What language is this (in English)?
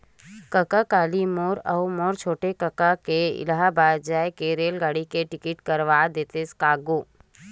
Chhattisgarhi